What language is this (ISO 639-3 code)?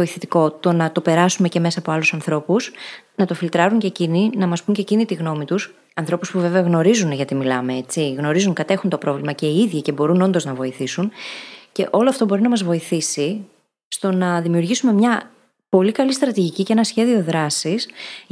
ell